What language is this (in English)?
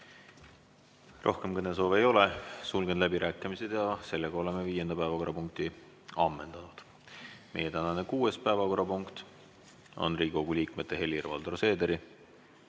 Estonian